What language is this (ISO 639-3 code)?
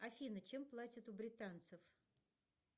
rus